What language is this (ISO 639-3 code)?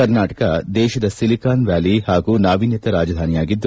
kan